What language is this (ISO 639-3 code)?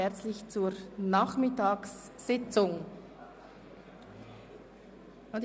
gsw